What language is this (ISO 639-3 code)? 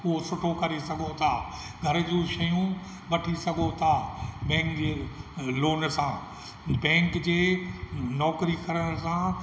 snd